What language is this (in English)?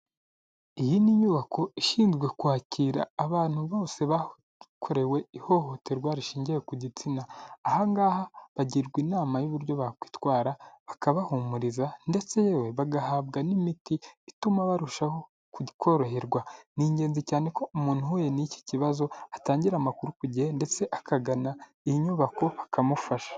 Kinyarwanda